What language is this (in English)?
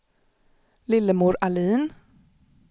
Swedish